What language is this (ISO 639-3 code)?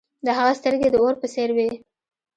pus